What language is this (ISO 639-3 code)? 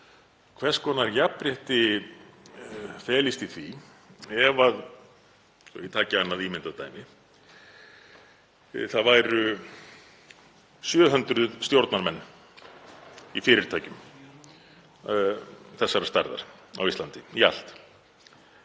isl